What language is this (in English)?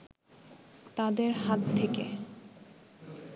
Bangla